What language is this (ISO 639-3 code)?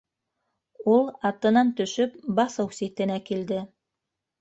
bak